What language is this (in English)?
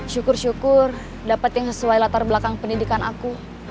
Indonesian